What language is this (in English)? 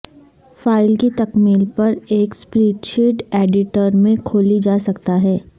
Urdu